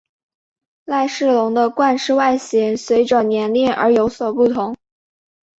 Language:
Chinese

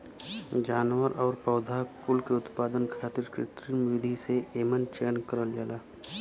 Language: Bhojpuri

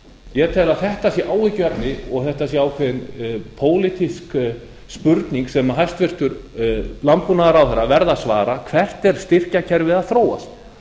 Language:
Icelandic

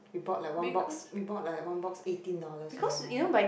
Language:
English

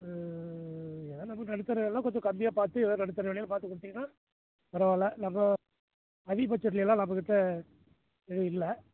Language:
Tamil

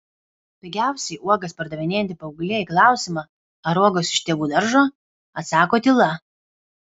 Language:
Lithuanian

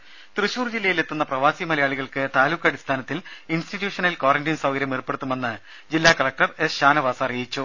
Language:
Malayalam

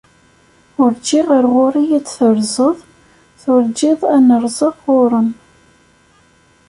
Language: Kabyle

